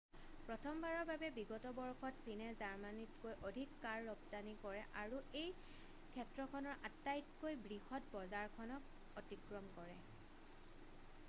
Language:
Assamese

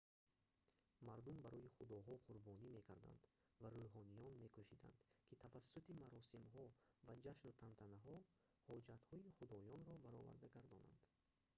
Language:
Tajik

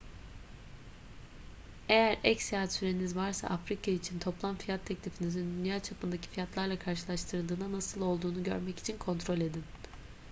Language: Turkish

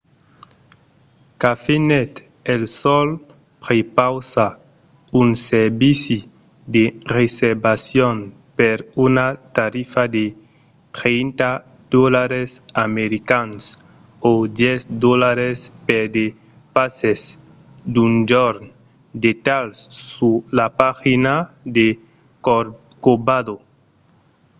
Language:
Occitan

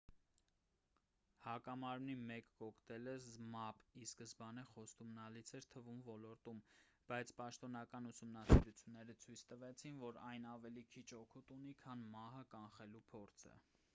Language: Armenian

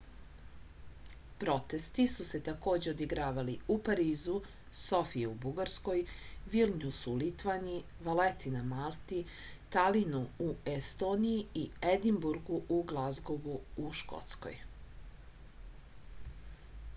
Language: Serbian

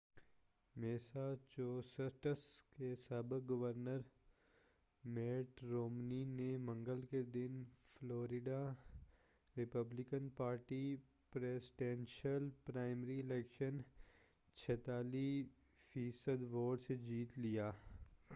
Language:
Urdu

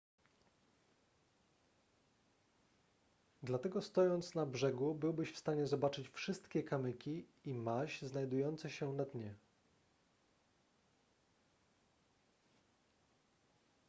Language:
Polish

